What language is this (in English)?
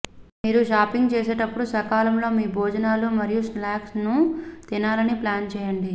Telugu